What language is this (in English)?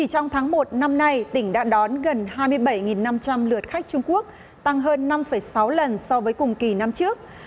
Vietnamese